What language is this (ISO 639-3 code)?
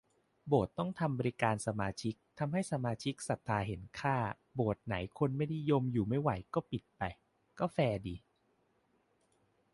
tha